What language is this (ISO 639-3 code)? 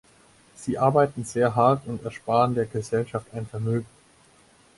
deu